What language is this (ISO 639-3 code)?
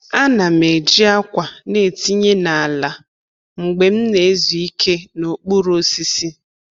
ibo